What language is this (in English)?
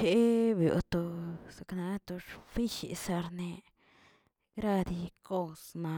Tilquiapan Zapotec